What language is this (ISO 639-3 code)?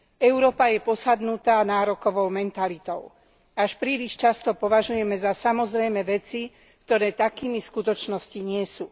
slk